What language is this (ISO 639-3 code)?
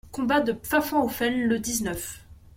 fra